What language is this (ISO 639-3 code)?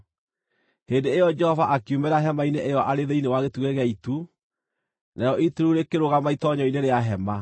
kik